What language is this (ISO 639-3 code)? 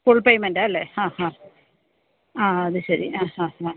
mal